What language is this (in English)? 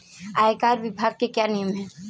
Hindi